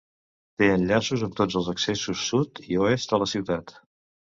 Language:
Catalan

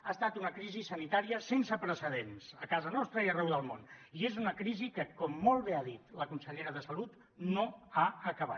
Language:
Catalan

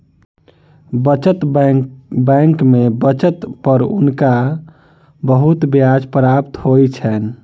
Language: Maithili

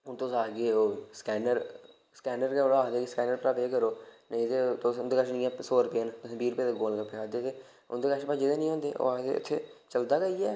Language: Dogri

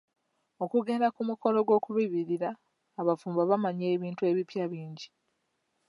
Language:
Ganda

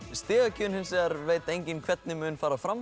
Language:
Icelandic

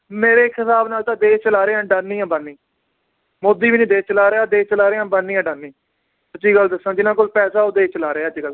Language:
Punjabi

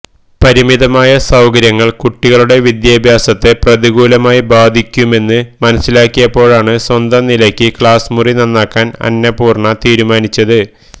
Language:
Malayalam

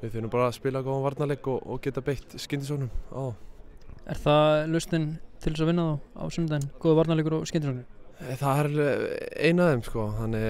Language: Swedish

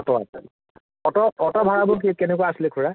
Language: Assamese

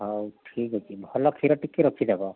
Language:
Odia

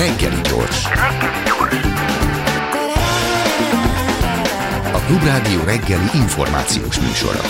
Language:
Hungarian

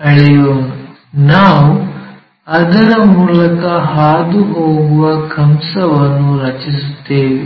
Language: Kannada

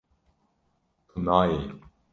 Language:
Kurdish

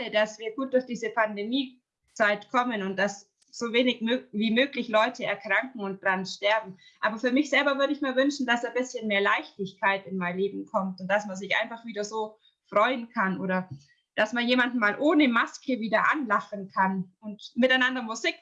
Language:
German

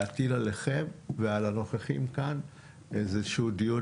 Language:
Hebrew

